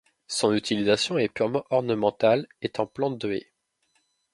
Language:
French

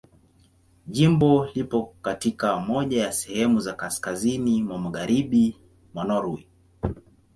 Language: Swahili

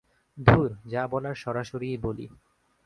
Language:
Bangla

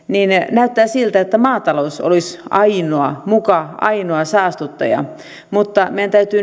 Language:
Finnish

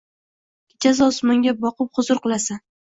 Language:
Uzbek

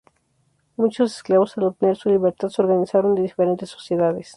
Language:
Spanish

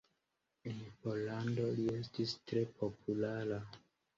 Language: Esperanto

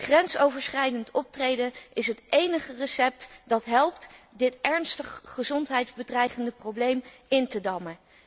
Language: Dutch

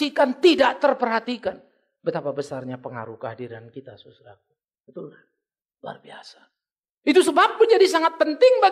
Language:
Indonesian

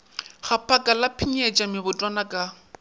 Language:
Northern Sotho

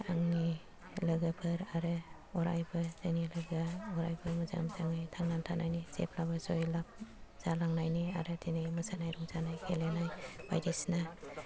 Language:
Bodo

